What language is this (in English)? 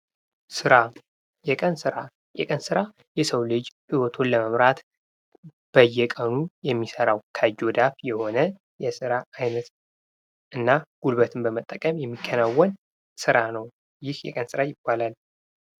Amharic